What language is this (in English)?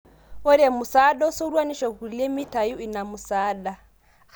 Masai